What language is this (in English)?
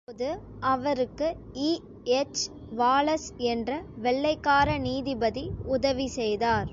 Tamil